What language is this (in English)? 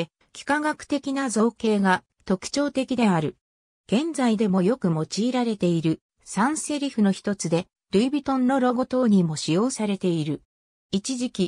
Japanese